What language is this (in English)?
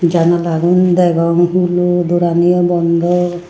Chakma